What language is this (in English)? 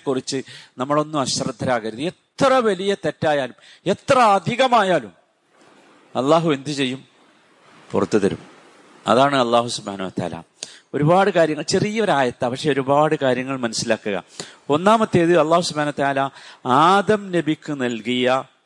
Malayalam